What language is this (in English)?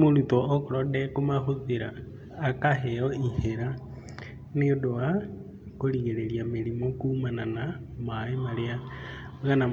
Kikuyu